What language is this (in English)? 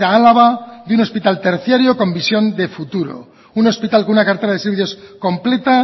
Spanish